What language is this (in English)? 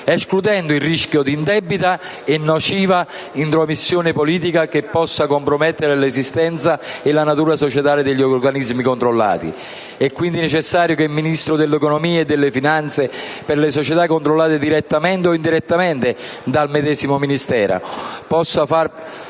Italian